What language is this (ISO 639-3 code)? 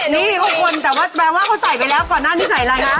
tha